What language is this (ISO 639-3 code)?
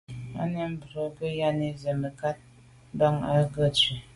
byv